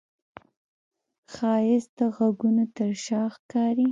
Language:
Pashto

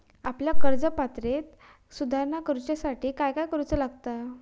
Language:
Marathi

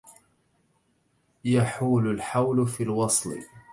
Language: Arabic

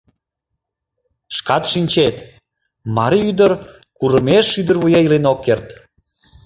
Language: Mari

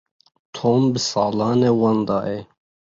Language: Kurdish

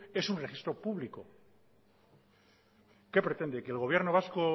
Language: Spanish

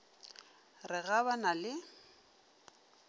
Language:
Northern Sotho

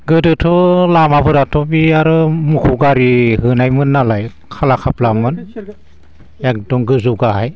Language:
Bodo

